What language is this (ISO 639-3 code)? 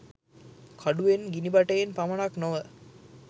sin